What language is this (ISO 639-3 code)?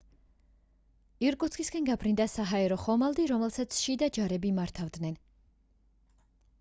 kat